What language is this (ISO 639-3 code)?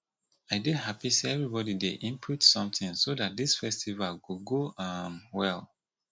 pcm